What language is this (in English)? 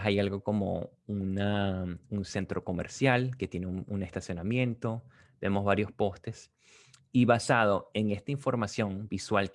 Spanish